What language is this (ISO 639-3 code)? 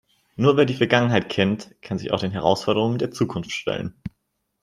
deu